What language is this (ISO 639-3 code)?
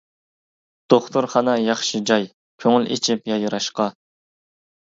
uig